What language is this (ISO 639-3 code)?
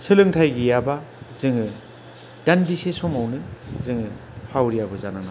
brx